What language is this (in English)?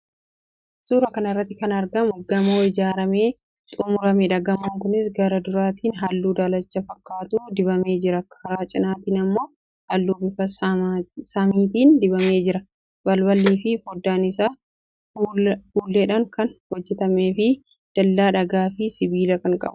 Oromo